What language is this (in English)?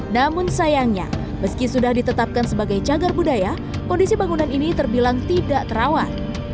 Indonesian